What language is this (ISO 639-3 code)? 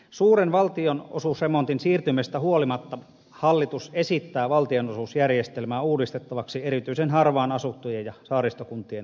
fin